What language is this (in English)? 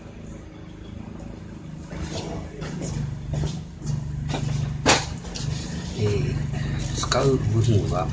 Japanese